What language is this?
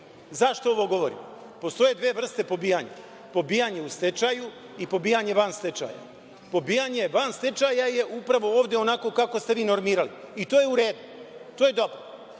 Serbian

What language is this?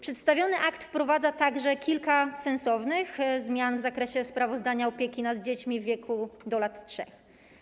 Polish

